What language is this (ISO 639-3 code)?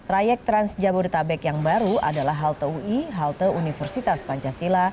ind